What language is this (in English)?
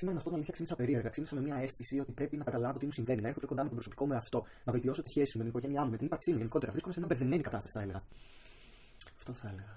Greek